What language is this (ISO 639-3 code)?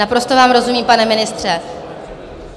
ces